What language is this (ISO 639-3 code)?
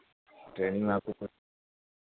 hin